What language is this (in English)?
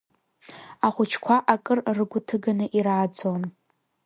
Abkhazian